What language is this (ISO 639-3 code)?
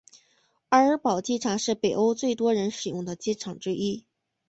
zho